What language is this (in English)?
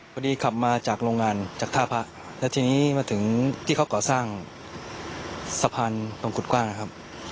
Thai